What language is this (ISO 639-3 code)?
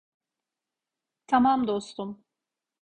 tur